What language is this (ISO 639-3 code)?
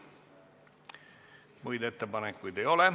est